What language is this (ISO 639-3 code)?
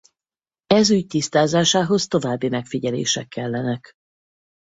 hun